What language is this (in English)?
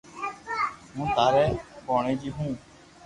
Loarki